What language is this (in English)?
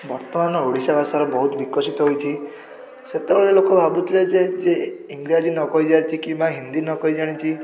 Odia